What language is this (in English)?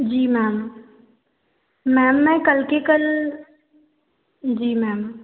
Hindi